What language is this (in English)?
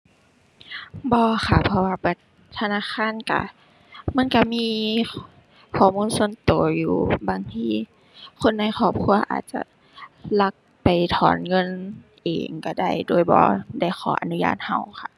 Thai